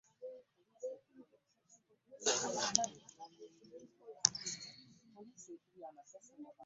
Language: Ganda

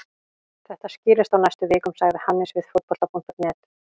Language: Icelandic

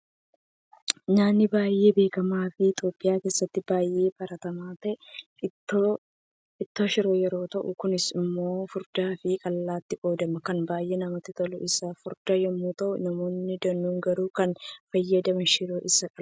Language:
Oromo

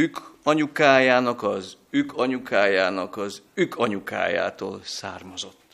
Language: Hungarian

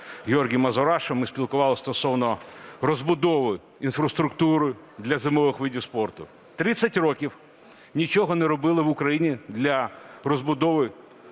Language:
Ukrainian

